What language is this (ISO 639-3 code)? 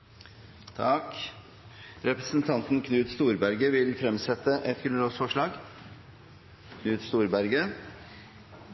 nno